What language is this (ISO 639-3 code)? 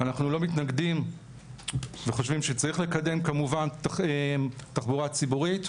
heb